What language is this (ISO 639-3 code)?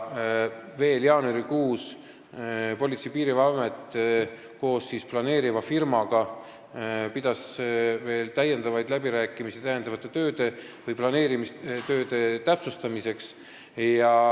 est